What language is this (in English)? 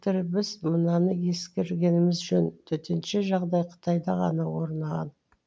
Kazakh